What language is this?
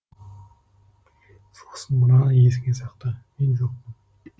Kazakh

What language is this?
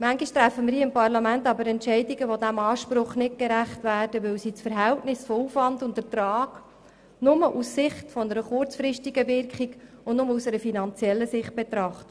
Swiss German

